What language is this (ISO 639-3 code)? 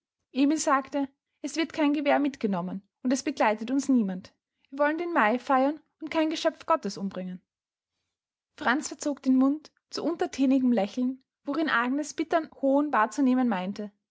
deu